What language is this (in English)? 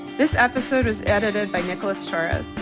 English